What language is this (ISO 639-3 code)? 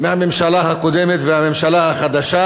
heb